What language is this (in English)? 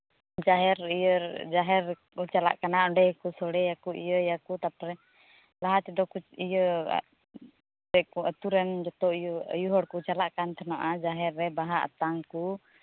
Santali